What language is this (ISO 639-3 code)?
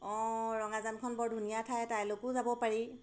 asm